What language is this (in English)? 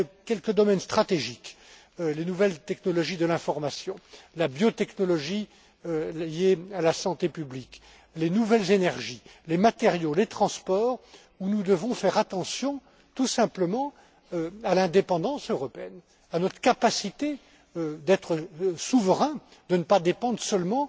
French